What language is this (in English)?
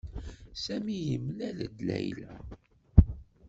Kabyle